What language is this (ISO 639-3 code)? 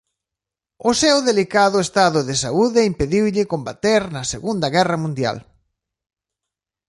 glg